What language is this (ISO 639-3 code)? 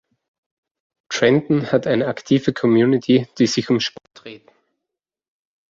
deu